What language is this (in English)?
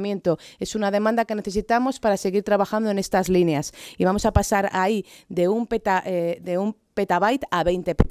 Spanish